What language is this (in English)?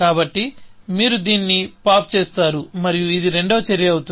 Telugu